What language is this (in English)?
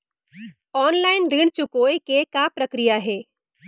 Chhattisgarhi